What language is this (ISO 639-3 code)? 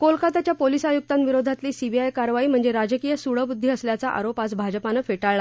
mar